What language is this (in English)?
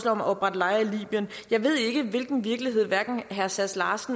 Danish